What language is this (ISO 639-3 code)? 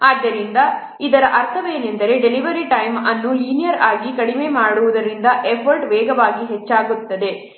kan